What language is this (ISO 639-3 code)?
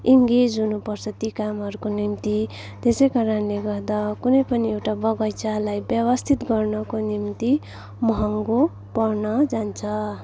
nep